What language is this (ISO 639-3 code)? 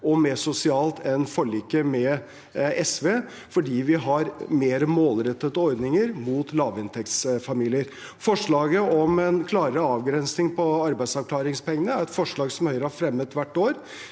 nor